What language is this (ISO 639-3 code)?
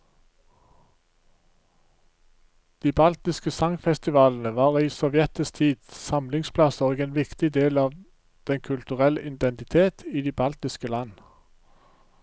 nor